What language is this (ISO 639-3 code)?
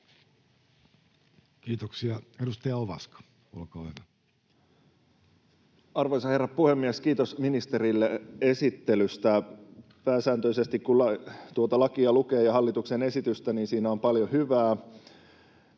fin